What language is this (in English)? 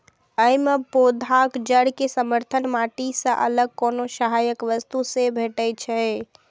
Maithili